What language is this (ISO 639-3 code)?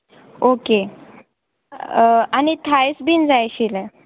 kok